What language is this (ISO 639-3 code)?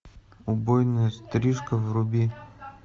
rus